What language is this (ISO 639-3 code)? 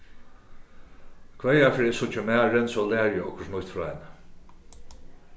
fao